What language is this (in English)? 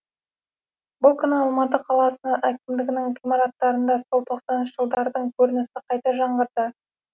Kazakh